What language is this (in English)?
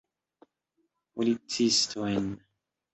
Esperanto